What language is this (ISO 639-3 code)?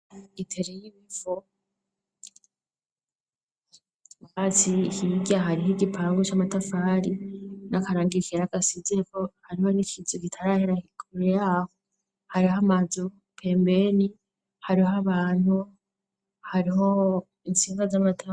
run